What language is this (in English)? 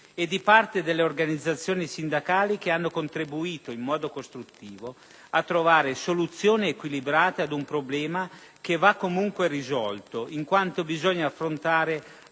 Italian